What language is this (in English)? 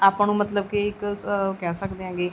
Punjabi